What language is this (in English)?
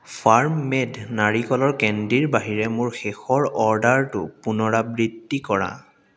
Assamese